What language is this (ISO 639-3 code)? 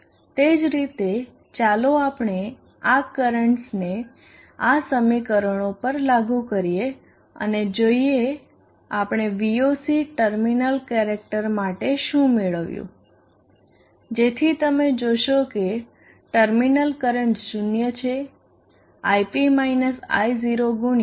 guj